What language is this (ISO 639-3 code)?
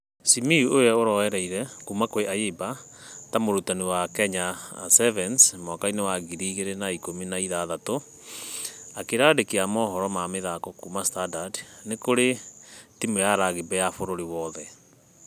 kik